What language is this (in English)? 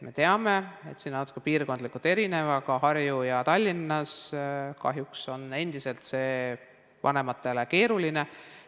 Estonian